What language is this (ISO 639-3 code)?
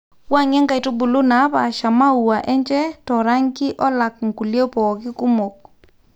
mas